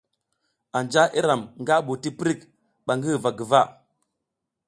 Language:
South Giziga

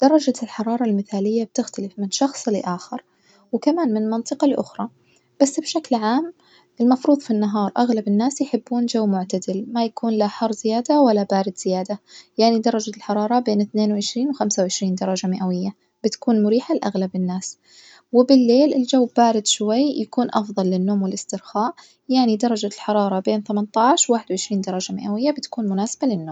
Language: Najdi Arabic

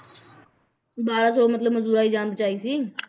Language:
Punjabi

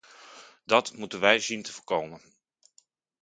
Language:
Dutch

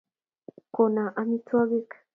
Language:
Kalenjin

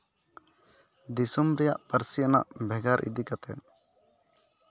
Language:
Santali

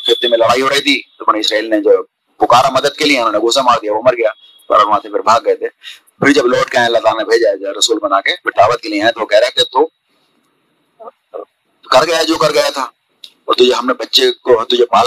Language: Urdu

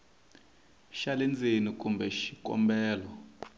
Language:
Tsonga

